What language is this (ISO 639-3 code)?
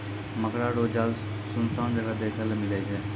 mai